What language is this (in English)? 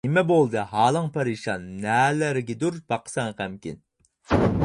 Uyghur